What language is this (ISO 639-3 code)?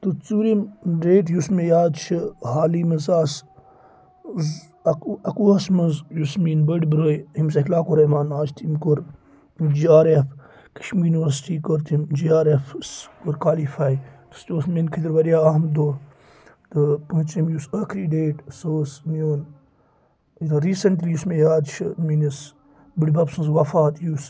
kas